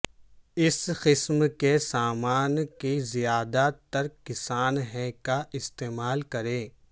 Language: Urdu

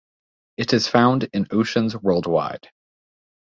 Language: English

